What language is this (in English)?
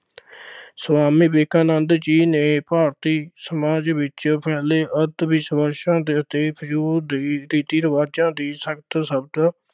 Punjabi